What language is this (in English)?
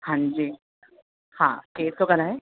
Sindhi